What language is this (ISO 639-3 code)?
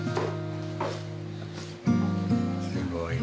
jpn